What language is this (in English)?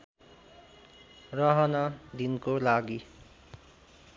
Nepali